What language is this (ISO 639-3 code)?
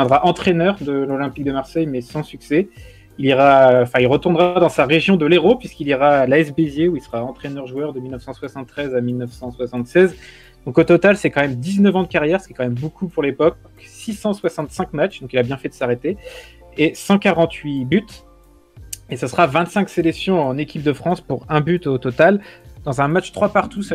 fra